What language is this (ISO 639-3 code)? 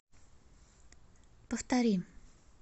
rus